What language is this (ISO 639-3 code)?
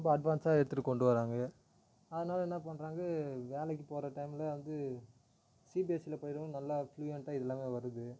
tam